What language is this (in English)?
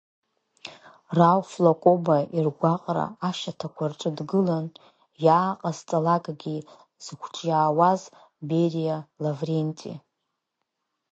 Abkhazian